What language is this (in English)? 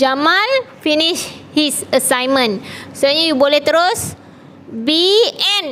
Malay